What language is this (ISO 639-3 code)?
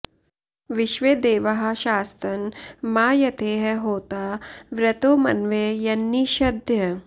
san